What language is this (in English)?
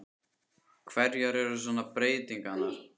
Icelandic